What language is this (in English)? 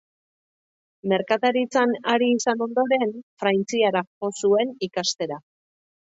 Basque